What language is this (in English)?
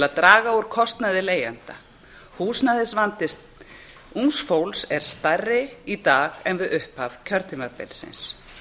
Icelandic